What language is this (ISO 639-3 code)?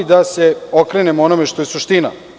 srp